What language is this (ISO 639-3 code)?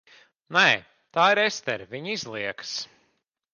lav